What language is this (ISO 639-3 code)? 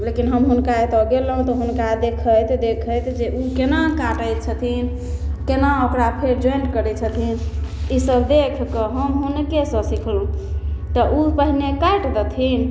mai